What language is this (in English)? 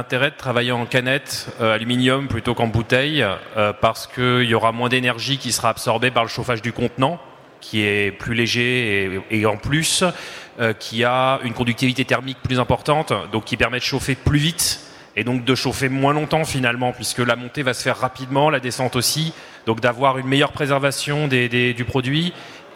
French